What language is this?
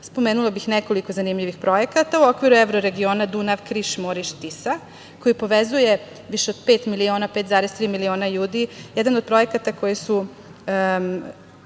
Serbian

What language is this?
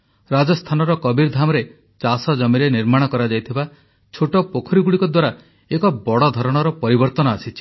Odia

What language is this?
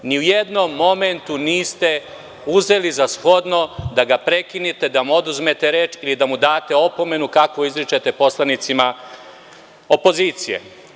Serbian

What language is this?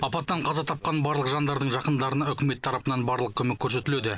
Kazakh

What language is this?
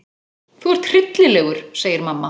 Icelandic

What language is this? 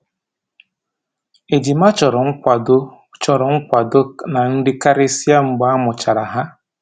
Igbo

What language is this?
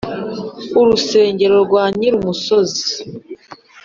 Kinyarwanda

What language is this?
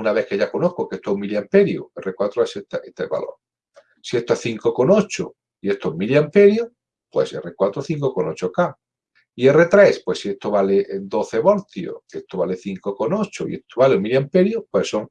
Spanish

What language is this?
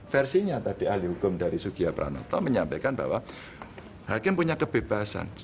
Indonesian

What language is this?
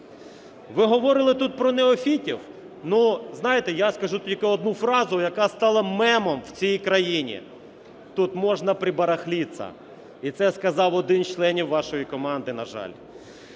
Ukrainian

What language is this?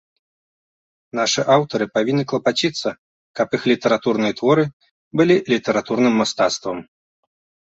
Belarusian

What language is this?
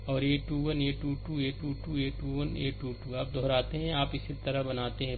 Hindi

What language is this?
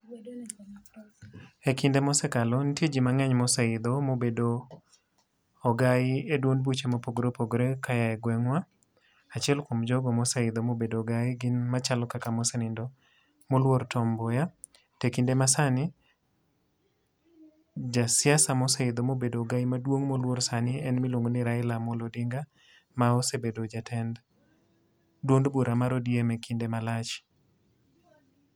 Luo (Kenya and Tanzania)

